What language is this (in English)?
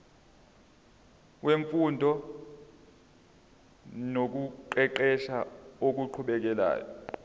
Zulu